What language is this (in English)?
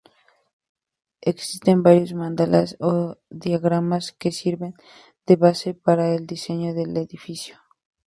Spanish